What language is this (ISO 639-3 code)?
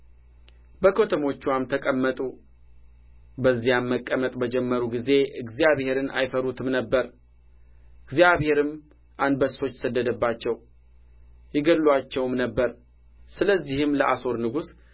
amh